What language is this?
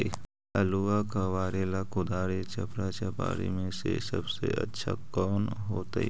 Magahi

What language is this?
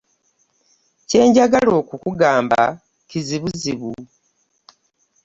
Ganda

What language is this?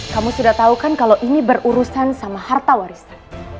Indonesian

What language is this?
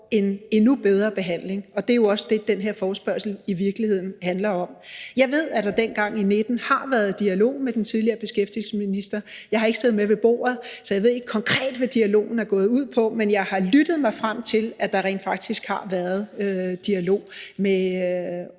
Danish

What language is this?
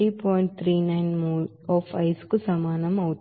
Telugu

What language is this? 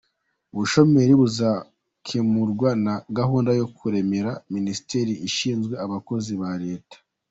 Kinyarwanda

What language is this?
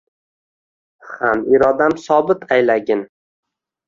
Uzbek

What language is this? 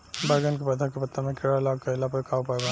Bhojpuri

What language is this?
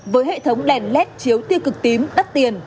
Vietnamese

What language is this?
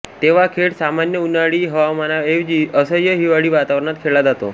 Marathi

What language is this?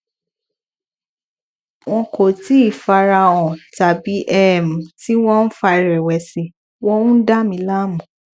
Yoruba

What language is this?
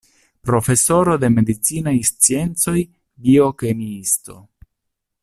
Esperanto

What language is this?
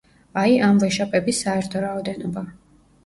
Georgian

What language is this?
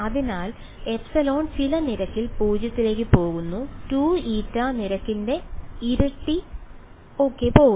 Malayalam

